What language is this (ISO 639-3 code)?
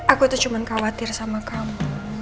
ind